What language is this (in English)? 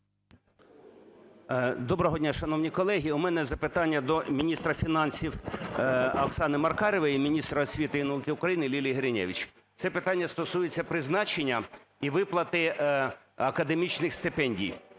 Ukrainian